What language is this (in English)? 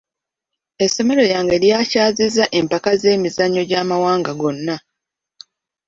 Ganda